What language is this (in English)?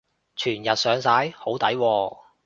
Cantonese